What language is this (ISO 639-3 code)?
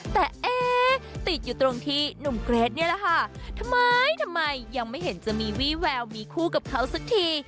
tha